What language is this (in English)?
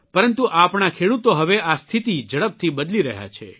Gujarati